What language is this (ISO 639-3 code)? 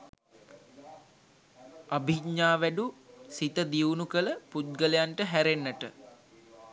sin